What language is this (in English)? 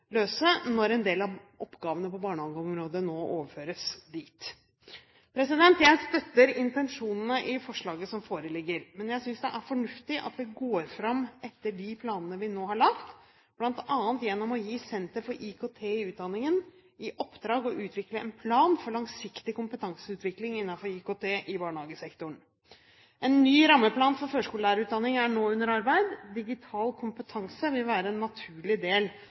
Norwegian Bokmål